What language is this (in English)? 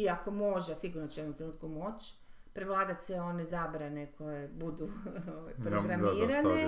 Croatian